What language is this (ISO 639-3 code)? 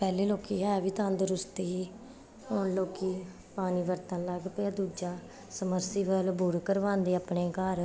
pan